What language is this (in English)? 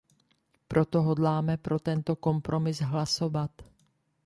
Czech